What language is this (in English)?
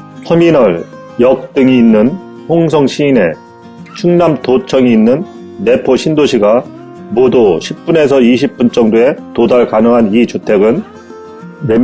Korean